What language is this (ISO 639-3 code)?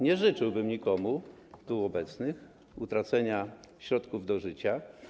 pol